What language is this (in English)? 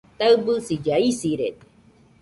Nüpode Huitoto